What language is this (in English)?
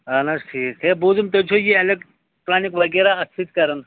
Kashmiri